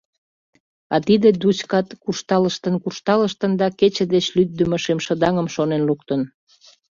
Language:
Mari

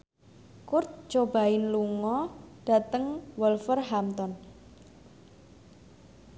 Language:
Javanese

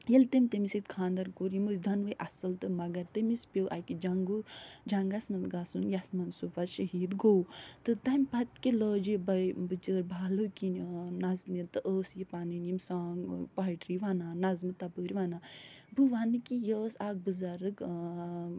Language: Kashmiri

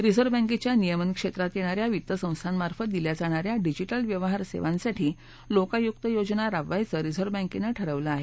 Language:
Marathi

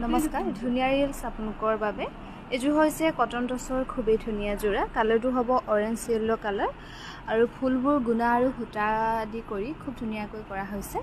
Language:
Bangla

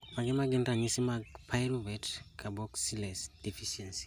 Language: Luo (Kenya and Tanzania)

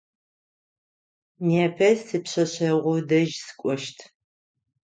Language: Adyghe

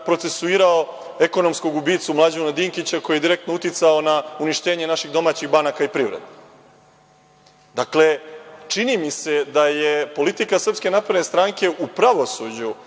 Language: Serbian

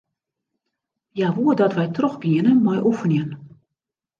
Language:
Western Frisian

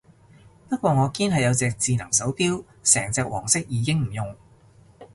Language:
Cantonese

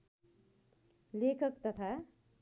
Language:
Nepali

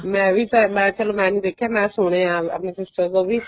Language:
Punjabi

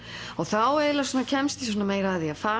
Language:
Icelandic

